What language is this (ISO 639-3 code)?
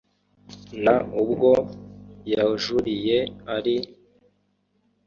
kin